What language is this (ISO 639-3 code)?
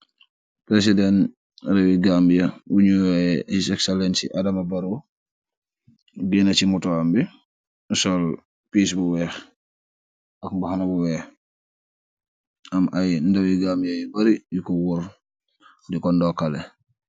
wol